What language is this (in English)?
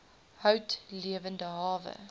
Afrikaans